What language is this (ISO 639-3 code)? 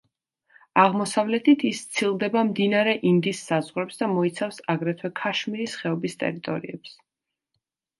kat